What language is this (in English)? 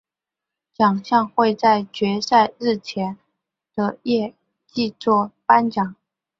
Chinese